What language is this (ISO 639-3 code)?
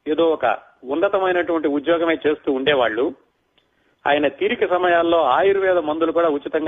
tel